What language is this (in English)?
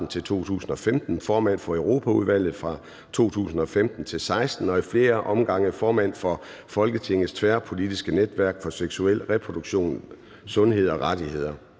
Danish